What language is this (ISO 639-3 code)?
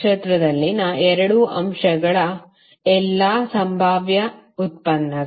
kan